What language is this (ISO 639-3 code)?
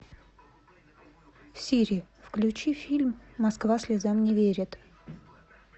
rus